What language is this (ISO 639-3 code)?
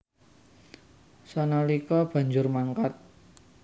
jav